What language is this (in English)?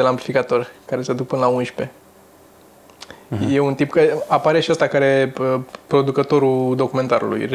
Romanian